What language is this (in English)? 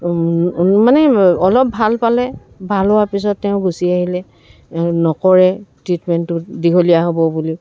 Assamese